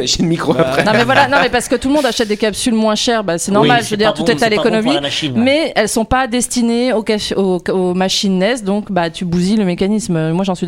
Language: French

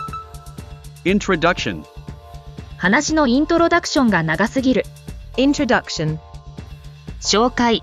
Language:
Japanese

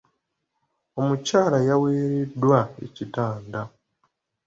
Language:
Ganda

